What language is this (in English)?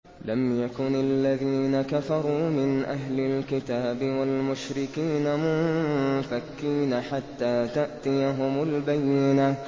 Arabic